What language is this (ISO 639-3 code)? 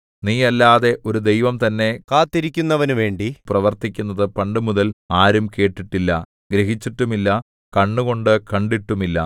mal